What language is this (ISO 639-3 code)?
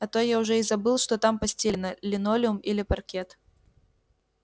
rus